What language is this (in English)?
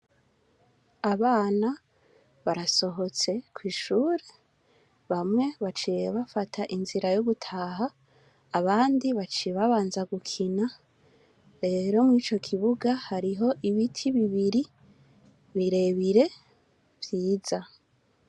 Rundi